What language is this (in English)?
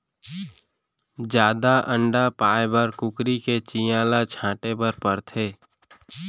Chhattisgarhi